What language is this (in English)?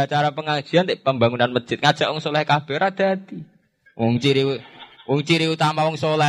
Indonesian